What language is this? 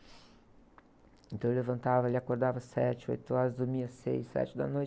Portuguese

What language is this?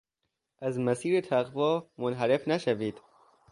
Persian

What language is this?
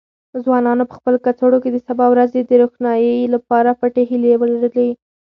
Pashto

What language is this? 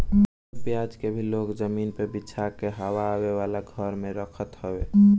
Bhojpuri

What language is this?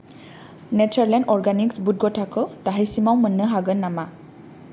Bodo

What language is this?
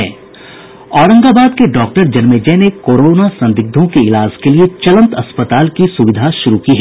Hindi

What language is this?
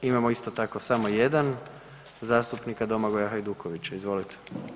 Croatian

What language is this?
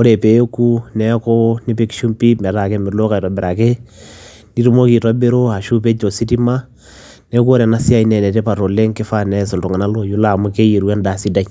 Masai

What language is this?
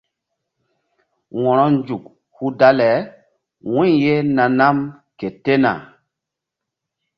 Mbum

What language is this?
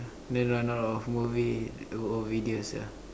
English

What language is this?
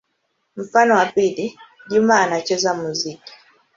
Swahili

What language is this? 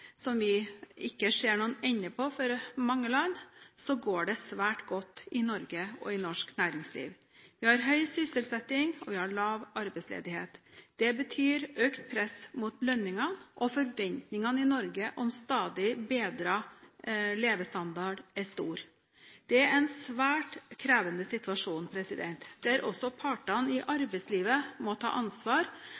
Norwegian Bokmål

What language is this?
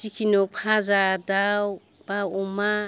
Bodo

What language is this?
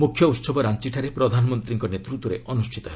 Odia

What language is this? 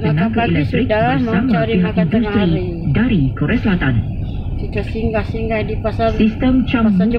Malay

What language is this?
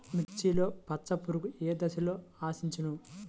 Telugu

